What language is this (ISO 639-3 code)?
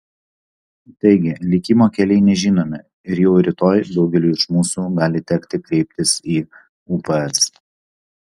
lit